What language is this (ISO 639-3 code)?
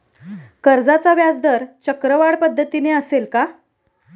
mar